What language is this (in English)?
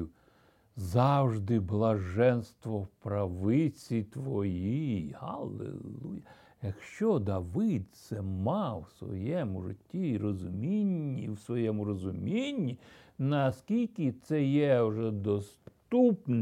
Ukrainian